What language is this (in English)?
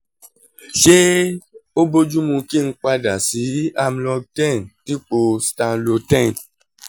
Yoruba